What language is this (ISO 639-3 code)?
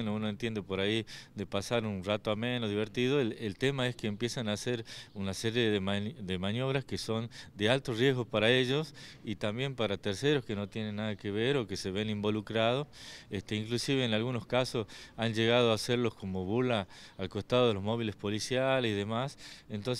spa